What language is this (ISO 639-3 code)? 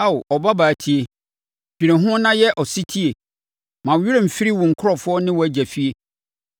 aka